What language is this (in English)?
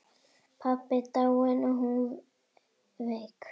Icelandic